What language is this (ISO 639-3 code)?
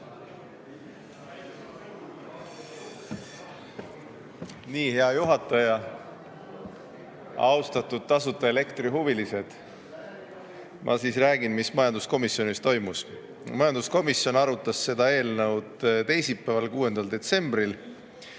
est